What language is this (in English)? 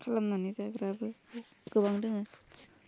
Bodo